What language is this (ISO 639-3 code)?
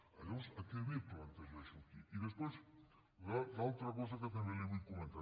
cat